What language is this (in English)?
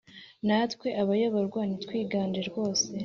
Kinyarwanda